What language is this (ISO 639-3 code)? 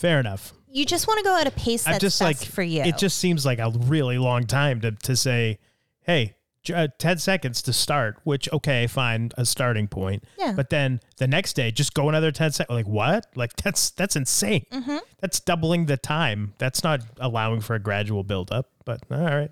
eng